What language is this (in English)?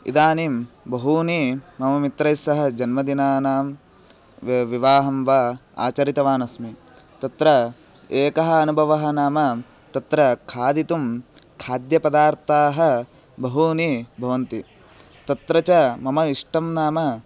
Sanskrit